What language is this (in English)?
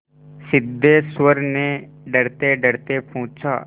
Hindi